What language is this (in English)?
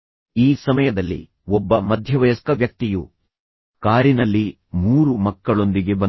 Kannada